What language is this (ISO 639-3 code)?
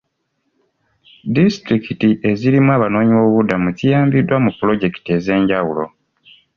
lug